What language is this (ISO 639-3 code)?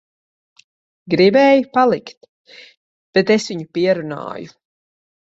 lav